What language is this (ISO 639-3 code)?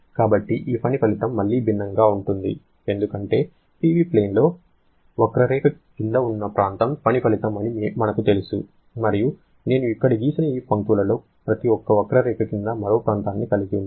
tel